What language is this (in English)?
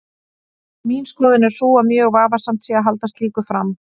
Icelandic